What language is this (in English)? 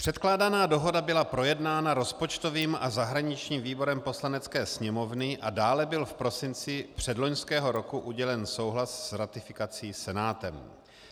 Czech